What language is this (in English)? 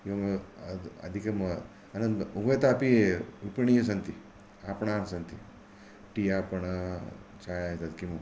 Sanskrit